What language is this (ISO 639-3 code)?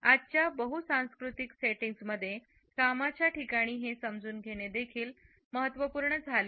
mar